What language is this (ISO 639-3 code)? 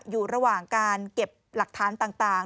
tha